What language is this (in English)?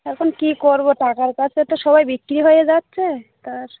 Bangla